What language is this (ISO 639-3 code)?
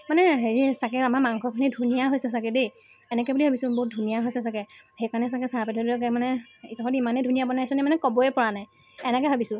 asm